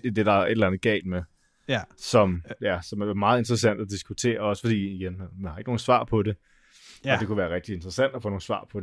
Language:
Danish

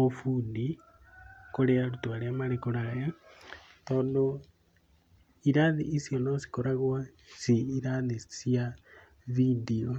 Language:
Kikuyu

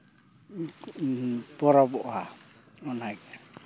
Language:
Santali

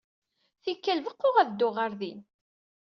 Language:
Kabyle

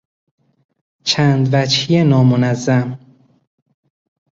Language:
Persian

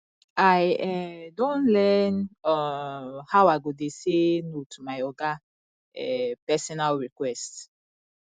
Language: Nigerian Pidgin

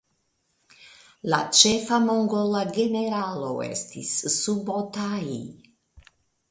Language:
Esperanto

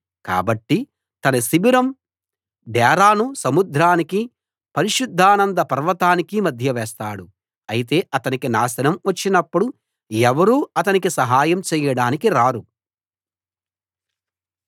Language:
Telugu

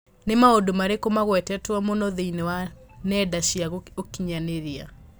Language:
Kikuyu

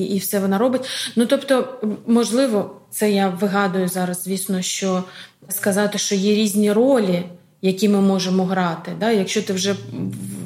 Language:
Ukrainian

